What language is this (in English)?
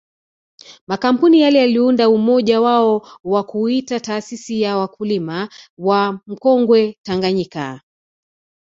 Swahili